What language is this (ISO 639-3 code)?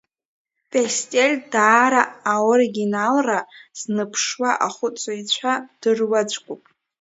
abk